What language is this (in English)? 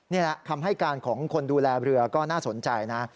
Thai